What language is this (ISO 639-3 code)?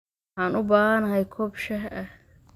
som